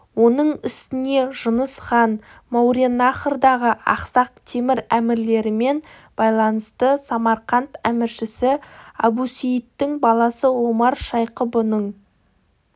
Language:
Kazakh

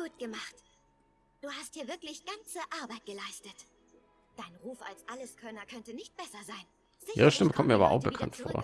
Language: German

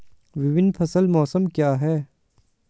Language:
Hindi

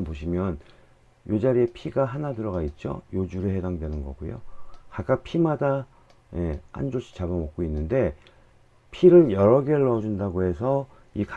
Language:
Korean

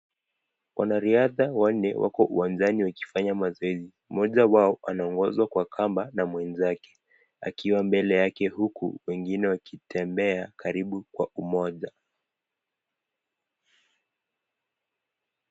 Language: Swahili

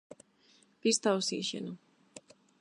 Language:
Galician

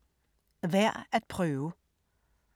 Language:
Danish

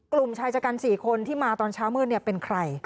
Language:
Thai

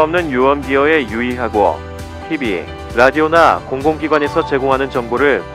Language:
Korean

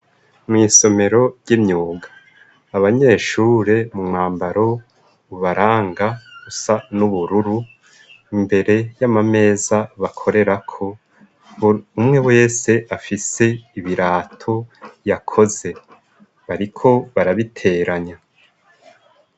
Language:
Rundi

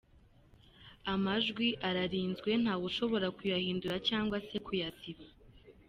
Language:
Kinyarwanda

